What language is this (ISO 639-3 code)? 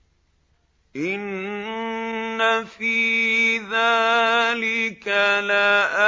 ara